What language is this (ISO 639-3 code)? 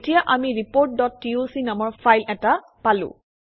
asm